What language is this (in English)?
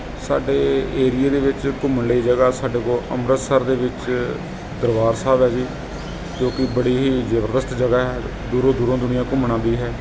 Punjabi